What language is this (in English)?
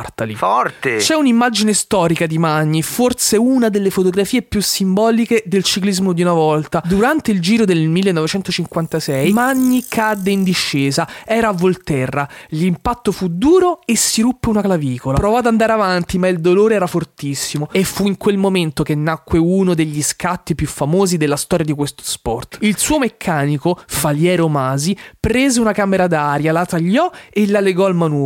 Italian